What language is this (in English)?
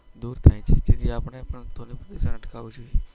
Gujarati